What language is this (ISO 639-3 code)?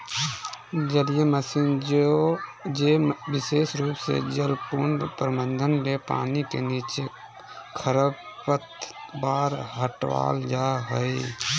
mag